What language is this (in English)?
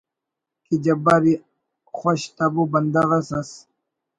Brahui